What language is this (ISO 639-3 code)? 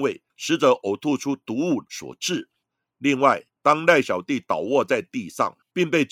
zho